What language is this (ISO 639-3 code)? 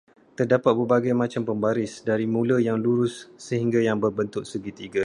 msa